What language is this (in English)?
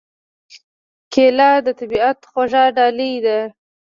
Pashto